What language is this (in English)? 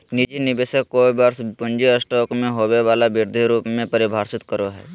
Magahi